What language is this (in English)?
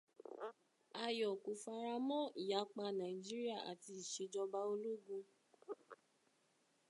Yoruba